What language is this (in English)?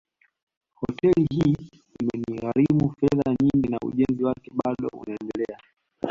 Swahili